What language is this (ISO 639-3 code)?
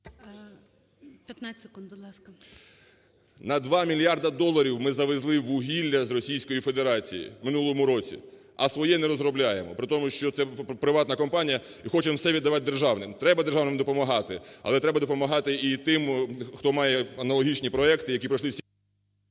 ukr